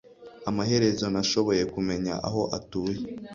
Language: Kinyarwanda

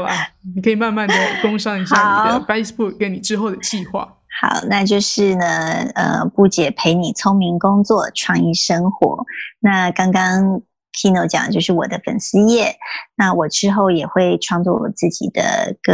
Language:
Chinese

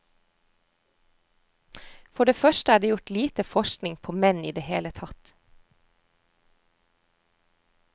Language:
Norwegian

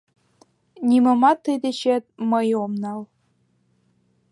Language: Mari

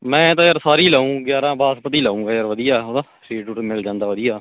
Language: Punjabi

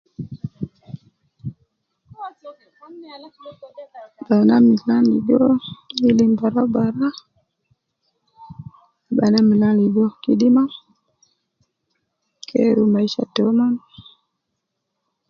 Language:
Nubi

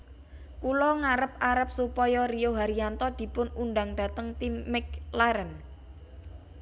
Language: Javanese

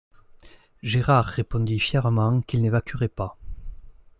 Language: French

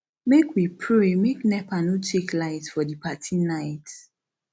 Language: Nigerian Pidgin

